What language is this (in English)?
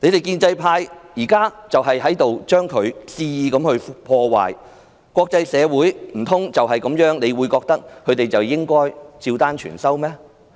Cantonese